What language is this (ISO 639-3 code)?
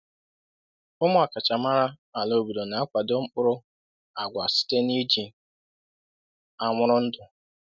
ibo